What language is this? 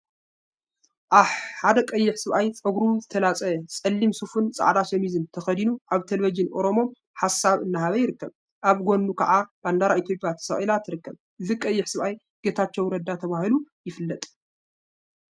Tigrinya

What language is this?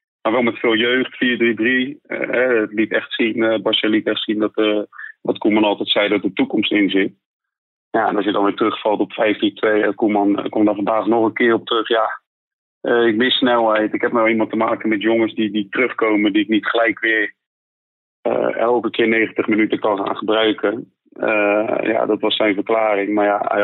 Dutch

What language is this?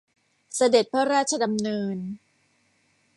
Thai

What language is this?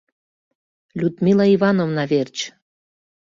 Mari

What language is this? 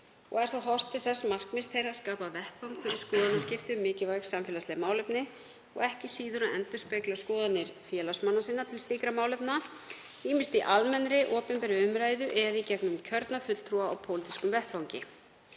Icelandic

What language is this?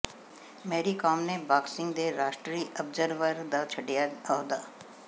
Punjabi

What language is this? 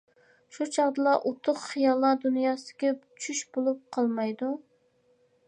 Uyghur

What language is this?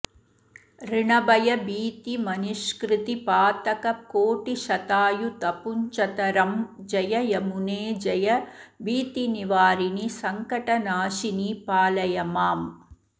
Sanskrit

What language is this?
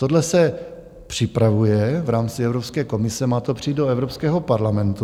Czech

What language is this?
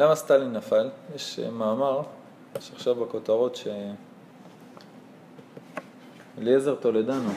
Hebrew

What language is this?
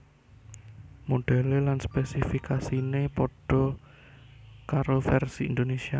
Javanese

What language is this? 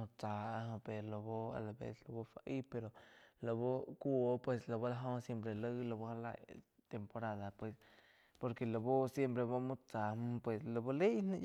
Quiotepec Chinantec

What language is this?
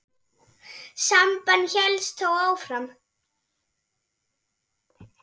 Icelandic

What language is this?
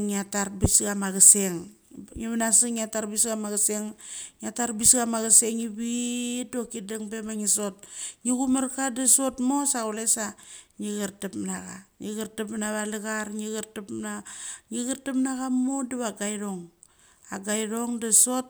Mali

